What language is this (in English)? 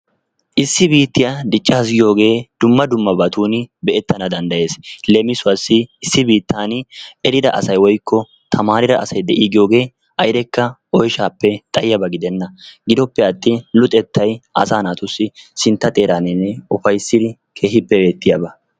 Wolaytta